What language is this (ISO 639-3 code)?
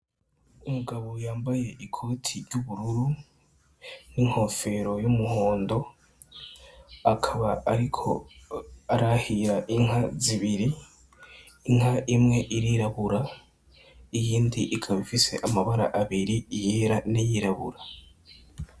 run